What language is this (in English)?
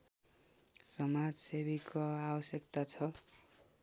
Nepali